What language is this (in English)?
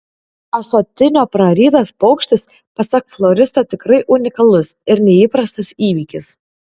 Lithuanian